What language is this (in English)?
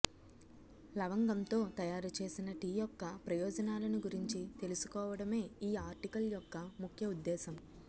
Telugu